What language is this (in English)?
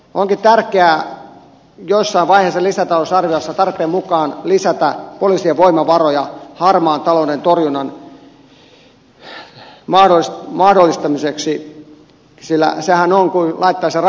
Finnish